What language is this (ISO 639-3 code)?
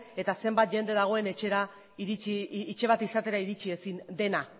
eus